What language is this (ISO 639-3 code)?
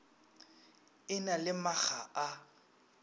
nso